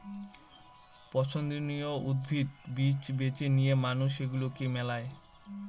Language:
Bangla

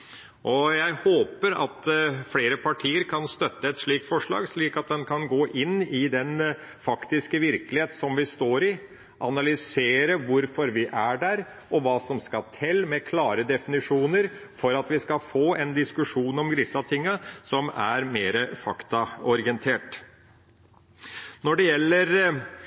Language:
Norwegian Bokmål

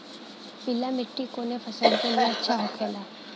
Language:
Bhojpuri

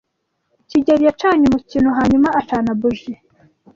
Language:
Kinyarwanda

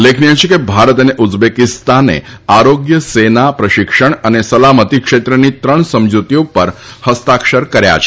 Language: Gujarati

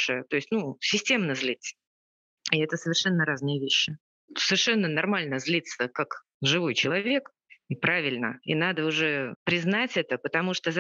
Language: Russian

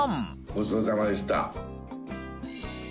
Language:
Japanese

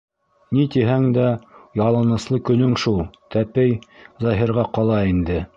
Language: Bashkir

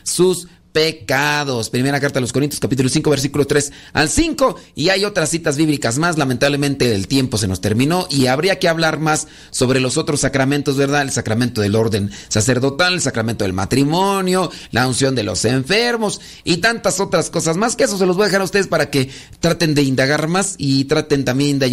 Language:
Spanish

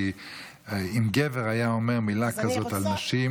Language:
Hebrew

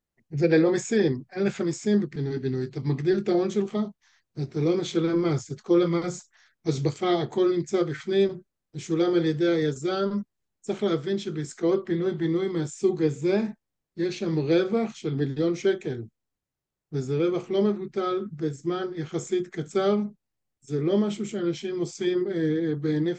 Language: Hebrew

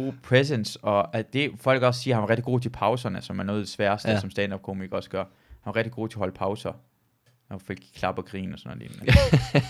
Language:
Danish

